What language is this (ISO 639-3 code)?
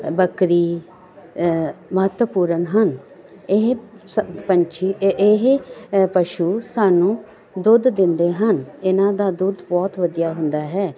pan